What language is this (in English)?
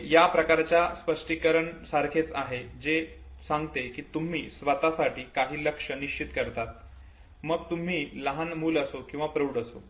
Marathi